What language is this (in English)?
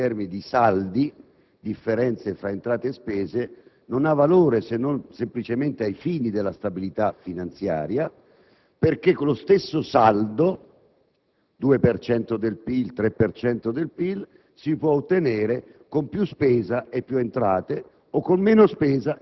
Italian